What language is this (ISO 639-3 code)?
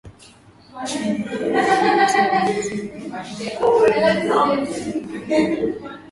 swa